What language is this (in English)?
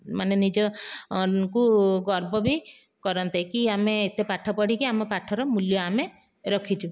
Odia